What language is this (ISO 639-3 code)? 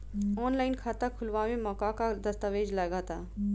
bho